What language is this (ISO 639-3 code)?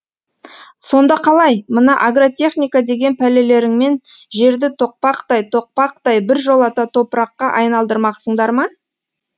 kaz